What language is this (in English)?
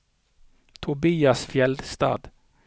Norwegian